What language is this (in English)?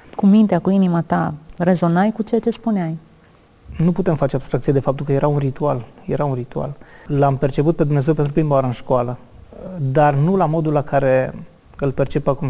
Romanian